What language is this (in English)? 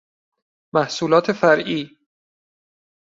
Persian